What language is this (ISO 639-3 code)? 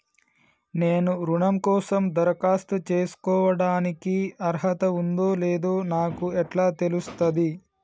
tel